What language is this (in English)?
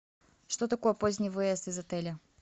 Russian